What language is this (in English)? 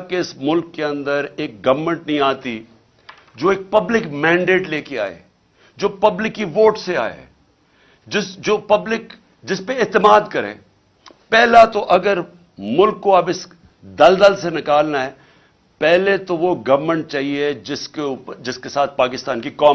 Urdu